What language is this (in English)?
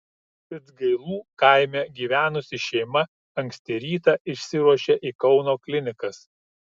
Lithuanian